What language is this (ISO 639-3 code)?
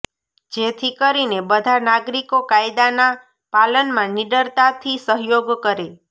guj